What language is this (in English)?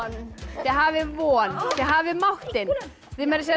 Icelandic